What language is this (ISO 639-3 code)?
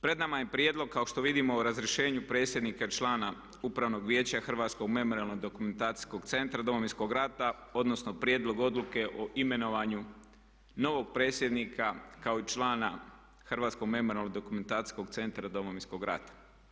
hrv